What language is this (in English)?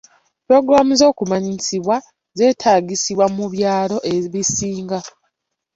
Ganda